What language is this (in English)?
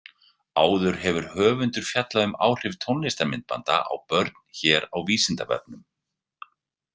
Icelandic